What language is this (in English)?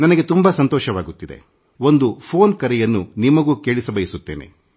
Kannada